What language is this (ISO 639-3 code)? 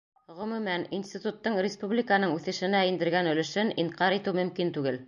bak